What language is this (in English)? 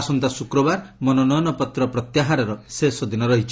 Odia